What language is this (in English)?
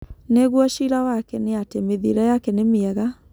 Kikuyu